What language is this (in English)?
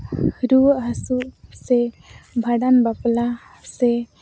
Santali